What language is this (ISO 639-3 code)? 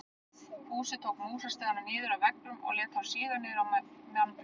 isl